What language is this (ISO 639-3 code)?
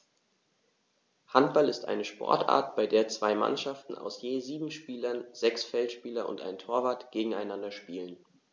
deu